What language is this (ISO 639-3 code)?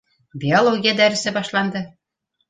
bak